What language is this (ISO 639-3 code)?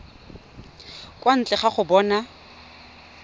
tsn